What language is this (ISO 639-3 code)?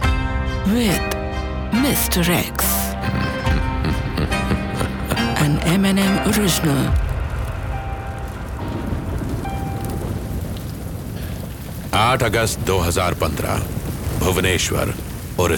hin